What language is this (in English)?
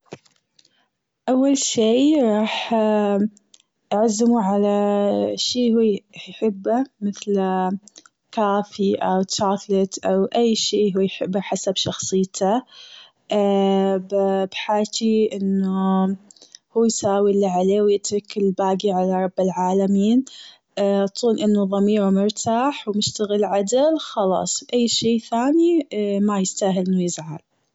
Gulf Arabic